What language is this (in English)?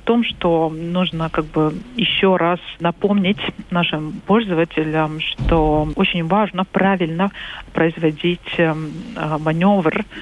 Russian